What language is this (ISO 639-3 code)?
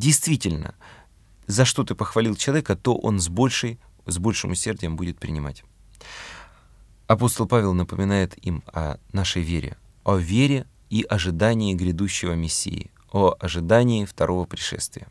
rus